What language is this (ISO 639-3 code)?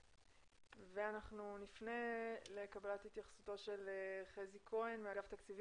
heb